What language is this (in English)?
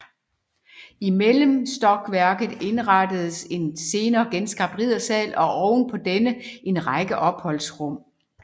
Danish